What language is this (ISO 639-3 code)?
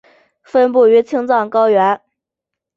zho